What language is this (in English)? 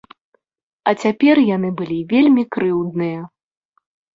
Belarusian